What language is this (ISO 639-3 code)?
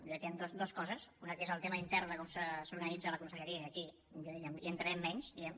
cat